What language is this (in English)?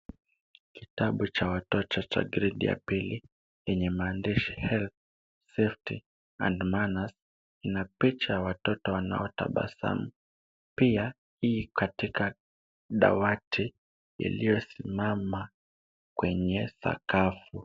Swahili